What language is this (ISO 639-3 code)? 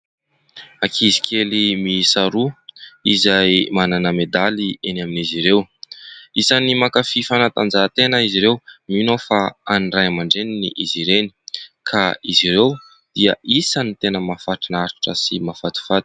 mlg